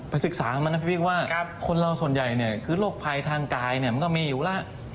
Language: Thai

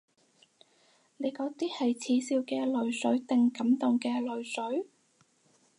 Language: Cantonese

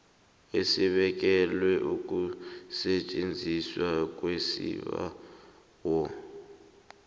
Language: South Ndebele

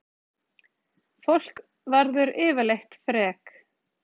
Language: Icelandic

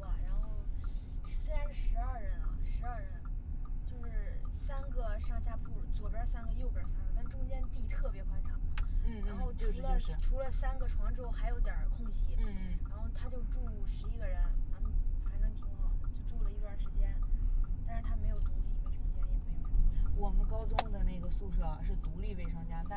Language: Chinese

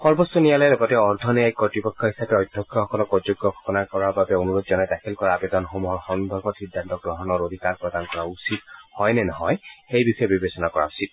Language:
Assamese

